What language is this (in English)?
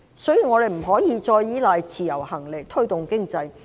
Cantonese